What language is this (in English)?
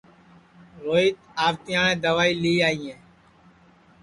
Sansi